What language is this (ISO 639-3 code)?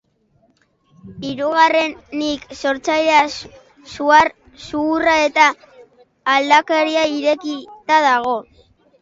eus